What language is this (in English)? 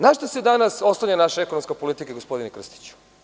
Serbian